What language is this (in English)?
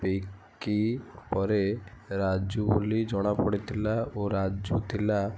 Odia